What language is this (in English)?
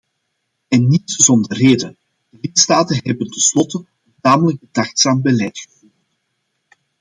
Dutch